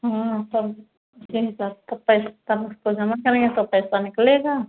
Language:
Hindi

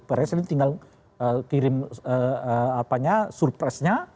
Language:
Indonesian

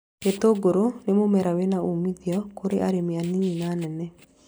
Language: Kikuyu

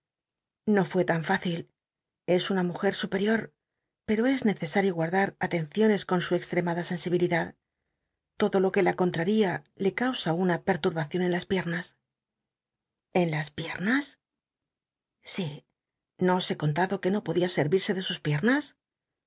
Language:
Spanish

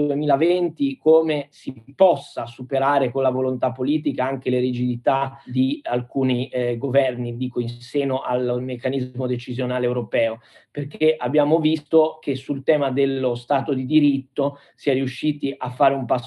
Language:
Italian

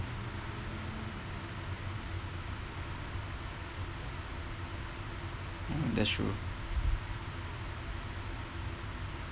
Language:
English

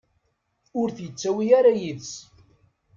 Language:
Kabyle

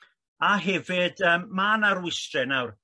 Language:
Welsh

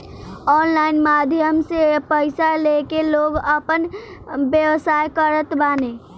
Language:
Bhojpuri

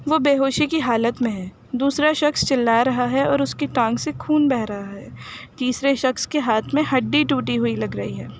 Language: Urdu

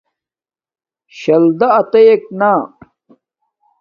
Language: Domaaki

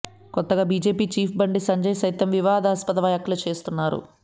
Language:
Telugu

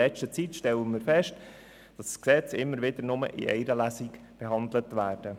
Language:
Swiss German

